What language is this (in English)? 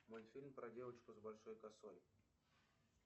Russian